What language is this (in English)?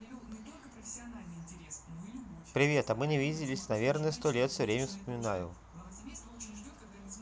Russian